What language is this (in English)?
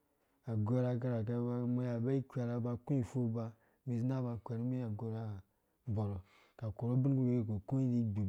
Dũya